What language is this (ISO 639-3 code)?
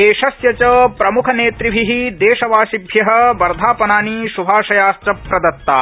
san